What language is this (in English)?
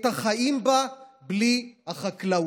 Hebrew